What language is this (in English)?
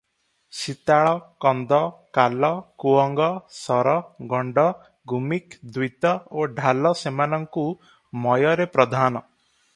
Odia